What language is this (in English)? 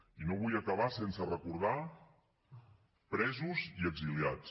Catalan